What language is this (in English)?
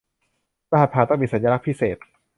Thai